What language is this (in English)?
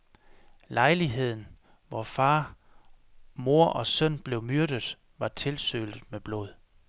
Danish